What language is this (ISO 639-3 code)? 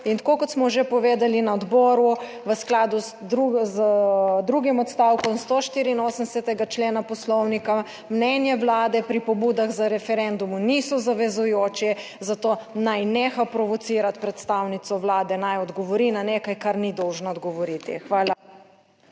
slv